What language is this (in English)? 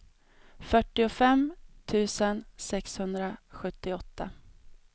Swedish